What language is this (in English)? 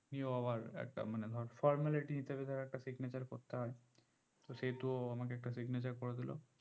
Bangla